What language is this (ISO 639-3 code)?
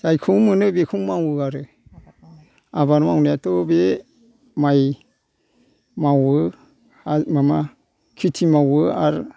brx